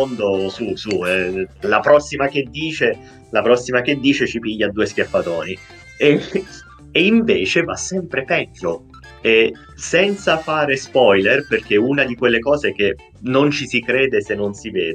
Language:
Italian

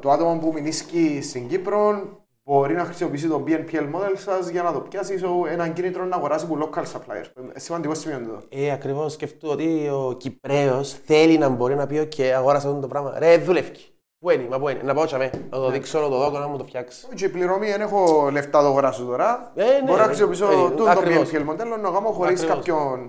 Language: Greek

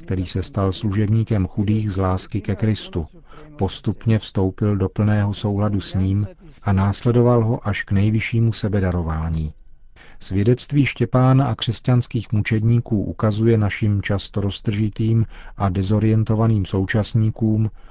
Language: Czech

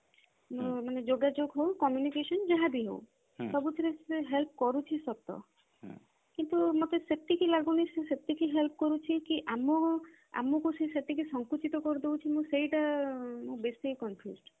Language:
Odia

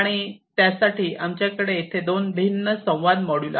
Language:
Marathi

